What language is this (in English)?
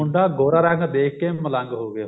Punjabi